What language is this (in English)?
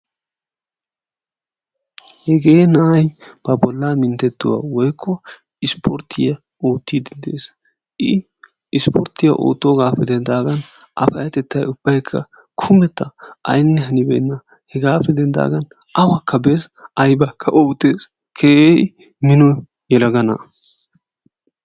Wolaytta